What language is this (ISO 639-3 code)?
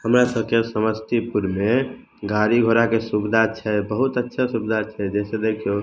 mai